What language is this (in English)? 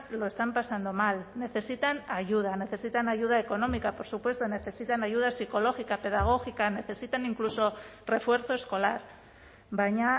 Spanish